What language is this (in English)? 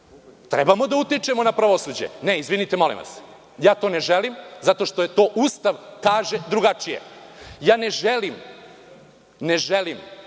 Serbian